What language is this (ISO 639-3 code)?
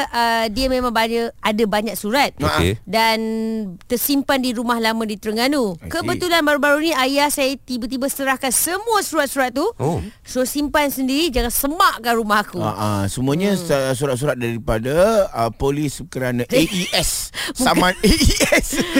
msa